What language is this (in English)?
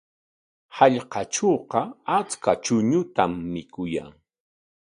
Corongo Ancash Quechua